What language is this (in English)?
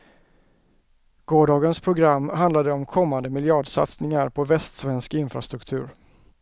Swedish